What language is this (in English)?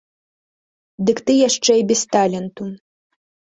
Belarusian